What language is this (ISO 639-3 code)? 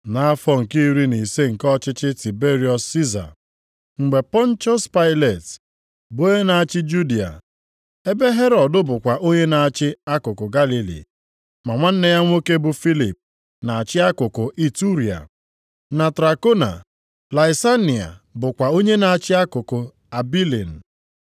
ibo